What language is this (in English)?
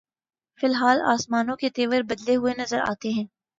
Urdu